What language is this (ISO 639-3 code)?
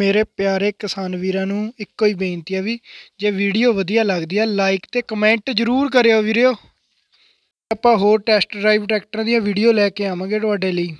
hin